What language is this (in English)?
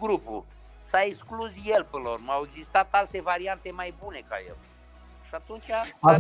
Romanian